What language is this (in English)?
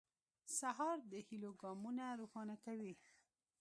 Pashto